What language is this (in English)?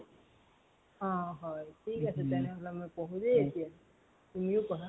Assamese